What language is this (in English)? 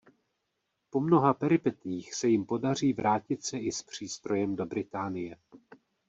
Czech